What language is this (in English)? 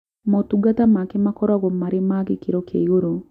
Kikuyu